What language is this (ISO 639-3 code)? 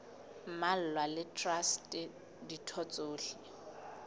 sot